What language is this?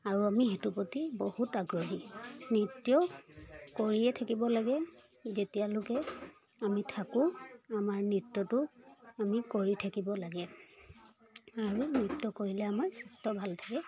Assamese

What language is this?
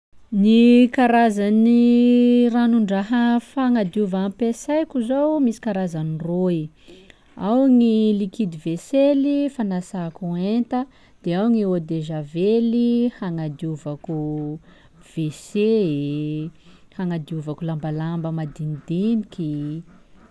Sakalava Malagasy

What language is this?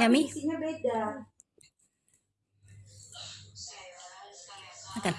Indonesian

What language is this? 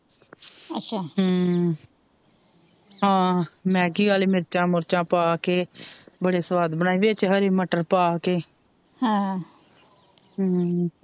Punjabi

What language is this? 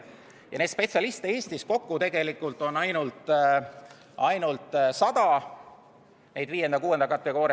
Estonian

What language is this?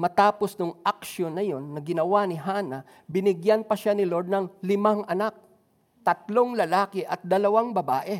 Filipino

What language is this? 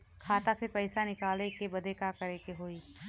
Bhojpuri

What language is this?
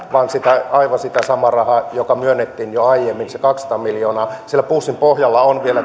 Finnish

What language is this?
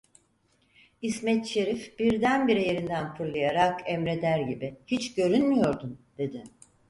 Turkish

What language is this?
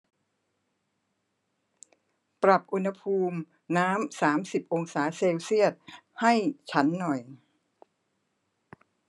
Thai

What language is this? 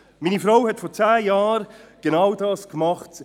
Swiss German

